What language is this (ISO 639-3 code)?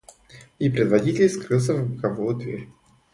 rus